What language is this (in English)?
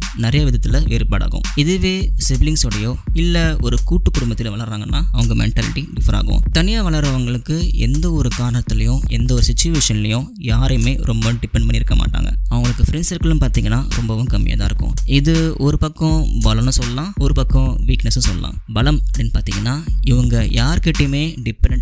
Tamil